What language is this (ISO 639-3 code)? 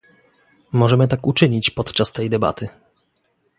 pol